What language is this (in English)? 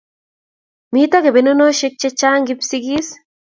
Kalenjin